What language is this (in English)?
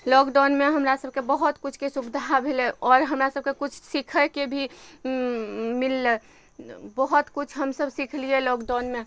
Maithili